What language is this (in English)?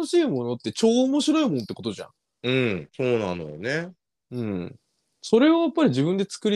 Japanese